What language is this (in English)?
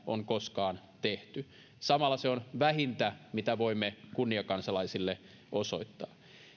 Finnish